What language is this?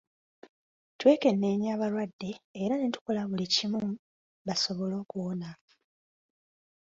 Ganda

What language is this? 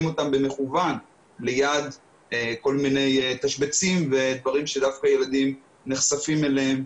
Hebrew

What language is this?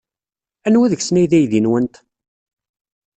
Kabyle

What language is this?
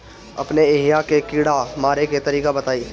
Bhojpuri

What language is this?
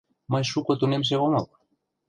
Mari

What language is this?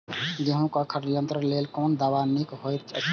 Maithili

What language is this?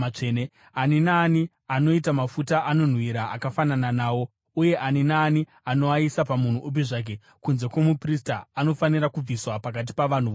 Shona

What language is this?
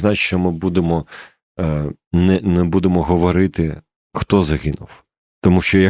Ukrainian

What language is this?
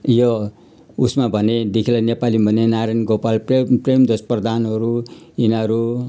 Nepali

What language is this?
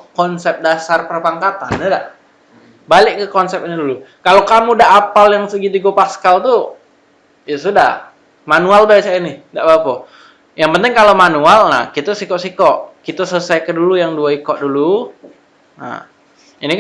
Indonesian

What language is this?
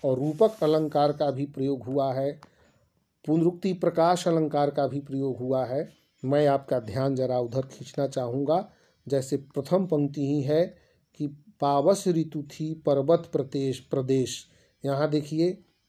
Hindi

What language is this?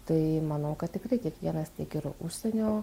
Lithuanian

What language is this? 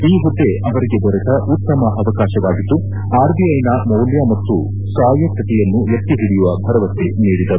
Kannada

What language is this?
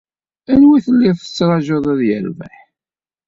Kabyle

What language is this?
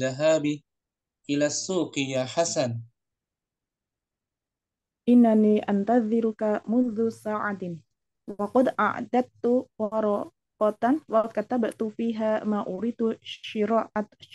Indonesian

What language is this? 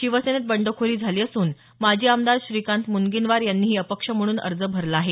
Marathi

